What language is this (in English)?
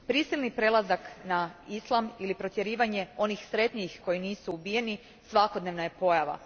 Croatian